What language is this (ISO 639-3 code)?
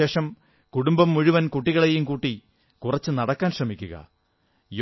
mal